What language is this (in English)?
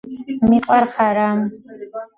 Georgian